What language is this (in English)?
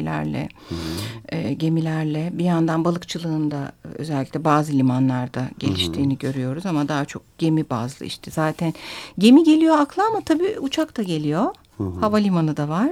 Turkish